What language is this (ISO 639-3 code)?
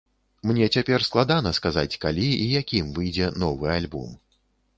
bel